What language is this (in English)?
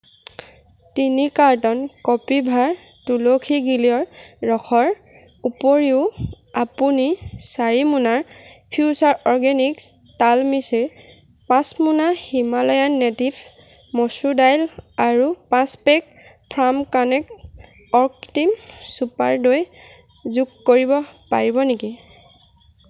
Assamese